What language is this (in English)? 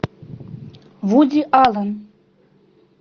Russian